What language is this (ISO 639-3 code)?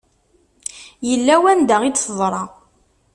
kab